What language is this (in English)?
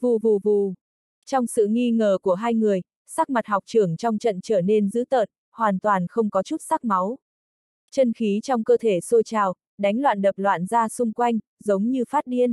Vietnamese